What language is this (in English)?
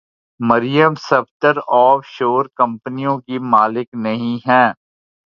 Urdu